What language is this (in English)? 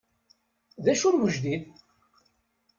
Kabyle